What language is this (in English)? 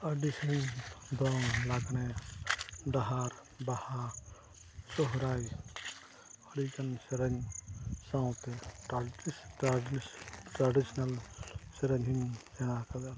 Santali